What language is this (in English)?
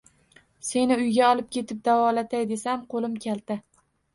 Uzbek